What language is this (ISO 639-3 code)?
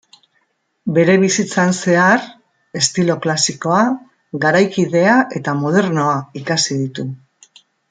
eus